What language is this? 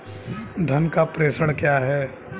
Hindi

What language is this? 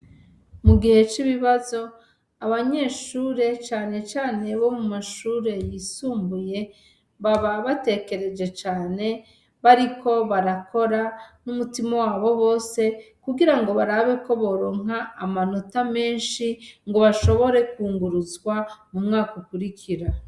Rundi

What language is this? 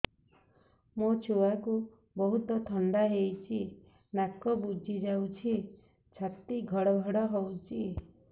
Odia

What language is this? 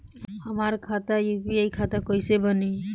Bhojpuri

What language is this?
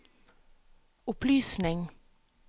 Norwegian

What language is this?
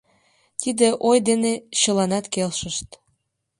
Mari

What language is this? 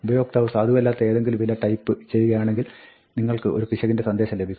Malayalam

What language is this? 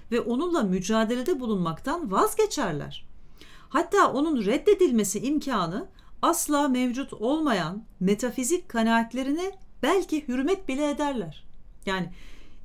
Turkish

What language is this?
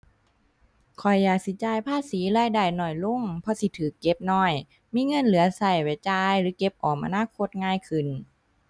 Thai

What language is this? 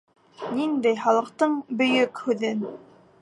Bashkir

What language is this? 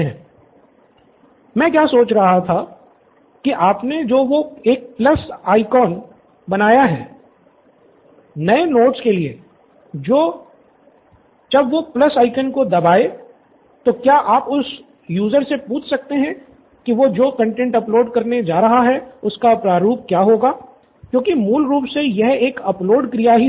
Hindi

